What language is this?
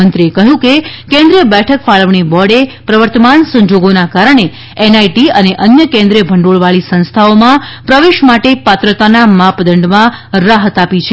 Gujarati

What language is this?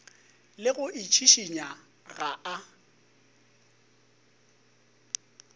Northern Sotho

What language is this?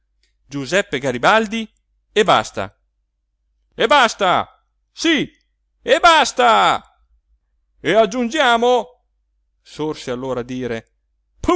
Italian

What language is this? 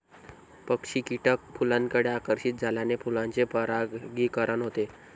Marathi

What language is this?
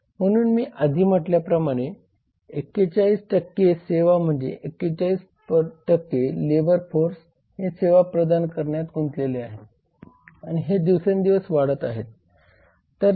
Marathi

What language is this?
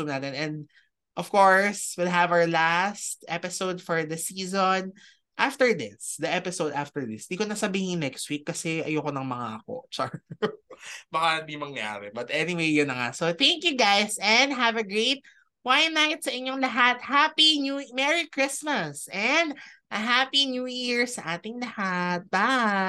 Filipino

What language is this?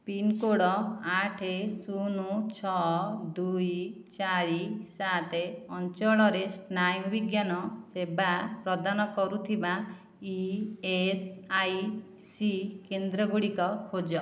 Odia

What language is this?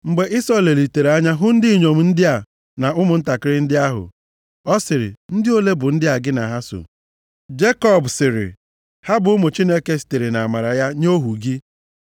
Igbo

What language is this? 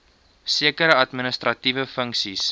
Afrikaans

